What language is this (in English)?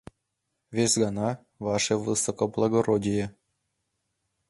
Mari